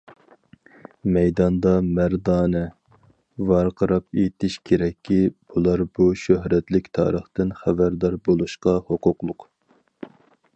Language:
Uyghur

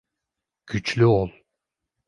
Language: Turkish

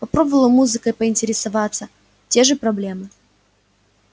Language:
Russian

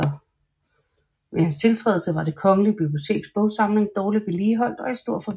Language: Danish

